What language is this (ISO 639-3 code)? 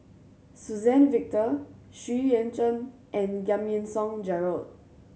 eng